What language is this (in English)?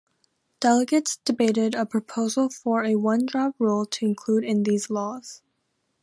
English